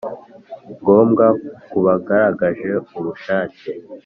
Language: Kinyarwanda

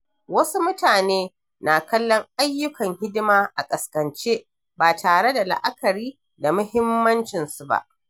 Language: Hausa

